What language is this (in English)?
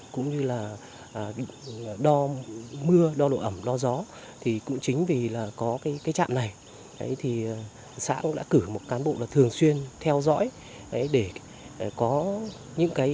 Vietnamese